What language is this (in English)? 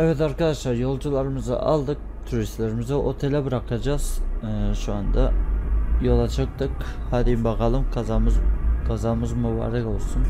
Turkish